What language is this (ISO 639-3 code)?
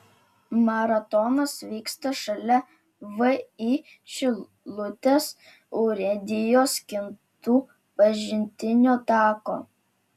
lit